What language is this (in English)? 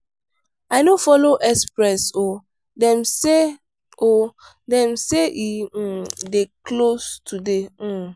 Nigerian Pidgin